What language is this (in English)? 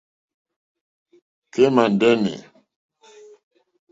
Mokpwe